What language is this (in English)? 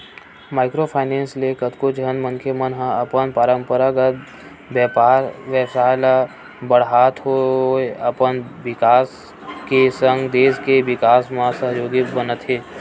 Chhattisgarhi